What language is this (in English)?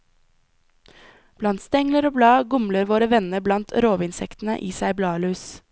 Norwegian